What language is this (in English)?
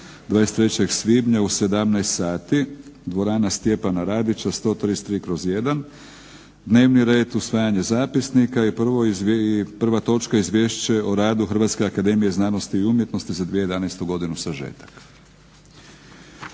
Croatian